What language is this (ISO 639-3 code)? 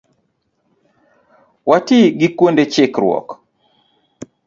luo